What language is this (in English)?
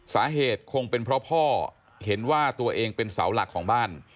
Thai